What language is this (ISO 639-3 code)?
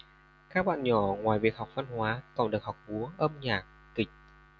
vie